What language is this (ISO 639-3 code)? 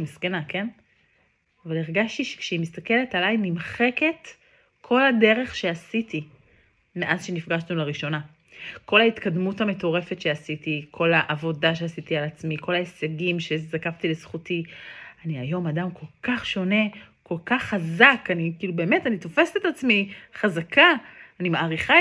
heb